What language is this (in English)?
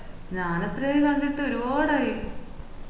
Malayalam